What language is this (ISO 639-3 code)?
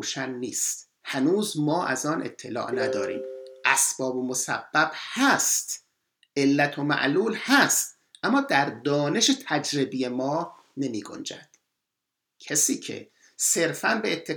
fas